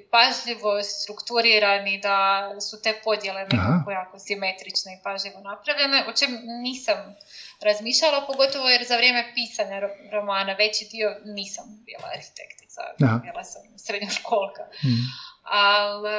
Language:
Croatian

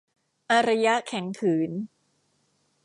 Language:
Thai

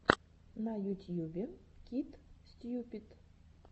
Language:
Russian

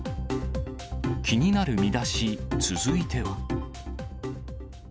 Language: Japanese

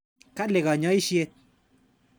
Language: Kalenjin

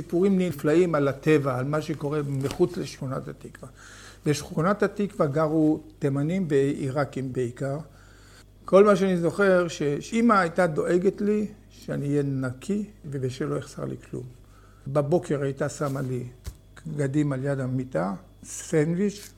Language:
Hebrew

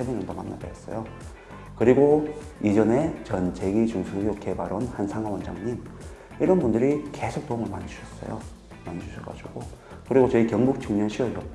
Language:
Korean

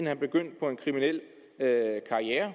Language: Danish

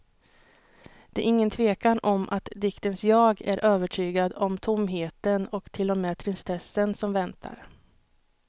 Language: Swedish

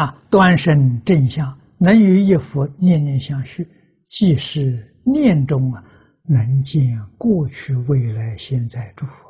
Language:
Chinese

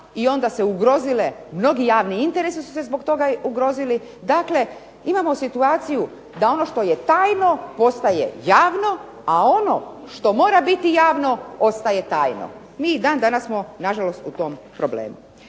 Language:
Croatian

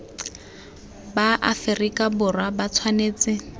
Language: Tswana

